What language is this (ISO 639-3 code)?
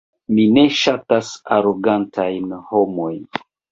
epo